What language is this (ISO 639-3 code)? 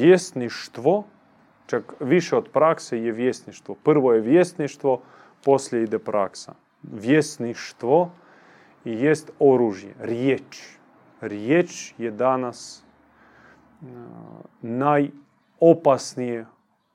hrv